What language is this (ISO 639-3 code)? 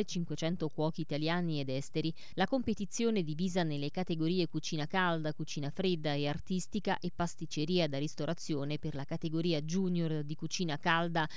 ita